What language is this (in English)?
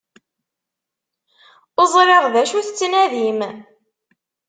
Kabyle